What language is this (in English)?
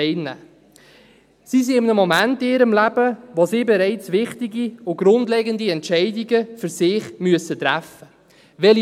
Swiss German